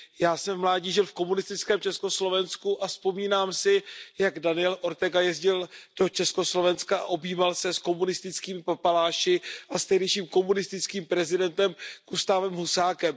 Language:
Czech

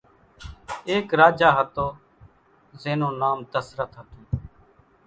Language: Kachi Koli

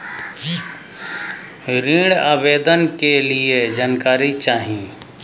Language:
Bhojpuri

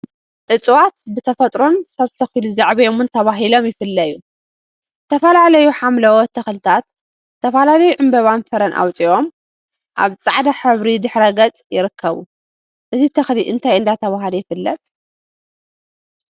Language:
Tigrinya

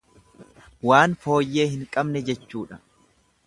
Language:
Oromo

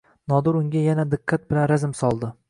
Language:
Uzbek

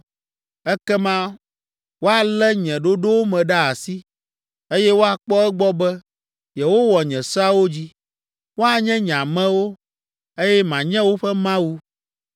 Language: Ewe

